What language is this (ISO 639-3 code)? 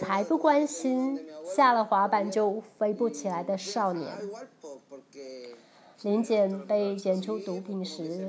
zho